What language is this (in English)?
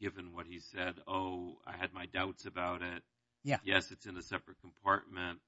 English